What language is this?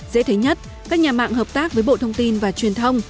Vietnamese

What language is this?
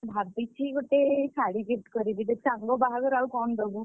Odia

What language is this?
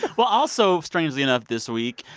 English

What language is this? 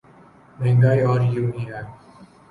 Urdu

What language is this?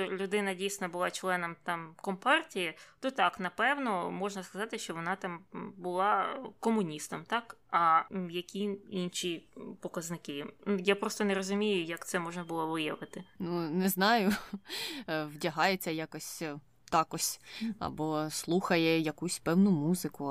Ukrainian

